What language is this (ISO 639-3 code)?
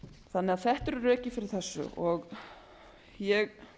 isl